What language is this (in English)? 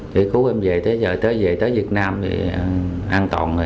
Vietnamese